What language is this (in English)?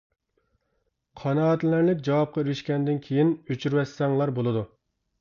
Uyghur